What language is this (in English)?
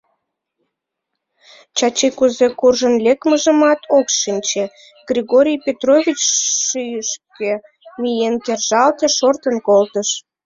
Mari